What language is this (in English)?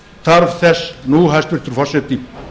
Icelandic